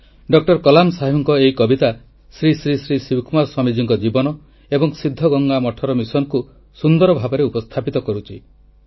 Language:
Odia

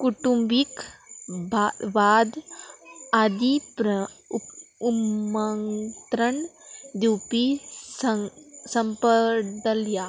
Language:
Konkani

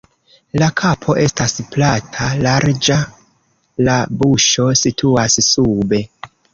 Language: Esperanto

